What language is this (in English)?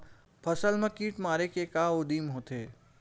Chhattisgarhi